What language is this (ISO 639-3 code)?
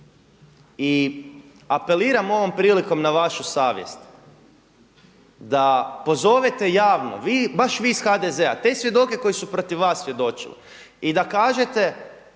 hrv